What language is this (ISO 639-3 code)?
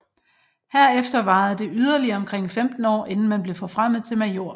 dan